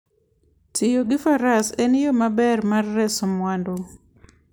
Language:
Luo (Kenya and Tanzania)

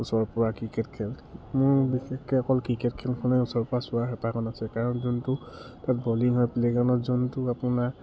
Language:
Assamese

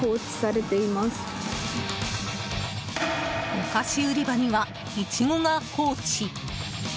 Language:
Japanese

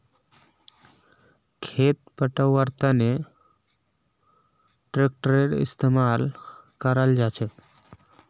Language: Magahi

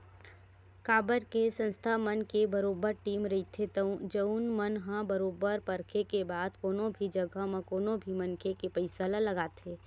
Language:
Chhattisgarhi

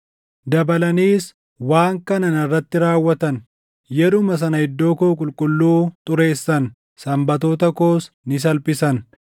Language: Oromo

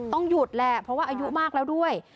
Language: Thai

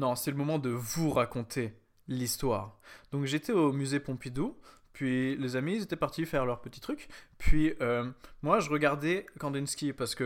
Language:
French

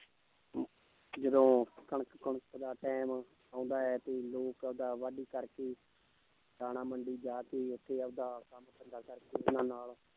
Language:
Punjabi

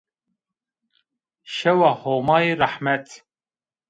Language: Zaza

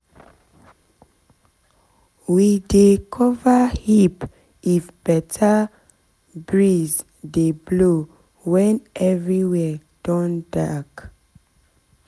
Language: Nigerian Pidgin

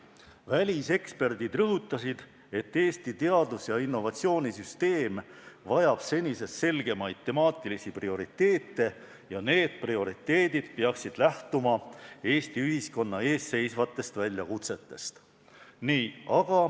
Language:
Estonian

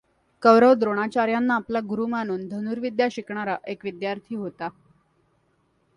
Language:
Marathi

